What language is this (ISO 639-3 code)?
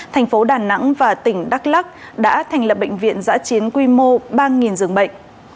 vie